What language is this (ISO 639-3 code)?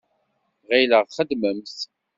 kab